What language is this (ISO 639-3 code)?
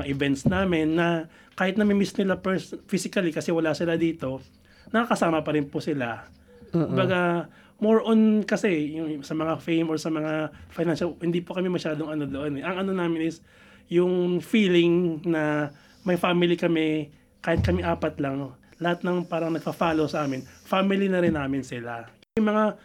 fil